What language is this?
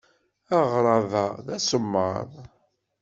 Kabyle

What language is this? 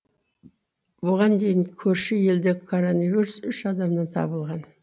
Kazakh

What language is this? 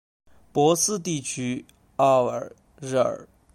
Chinese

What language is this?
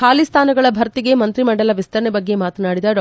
Kannada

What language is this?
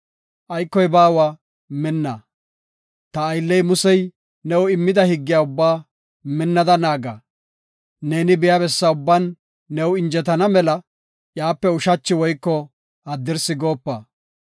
Gofa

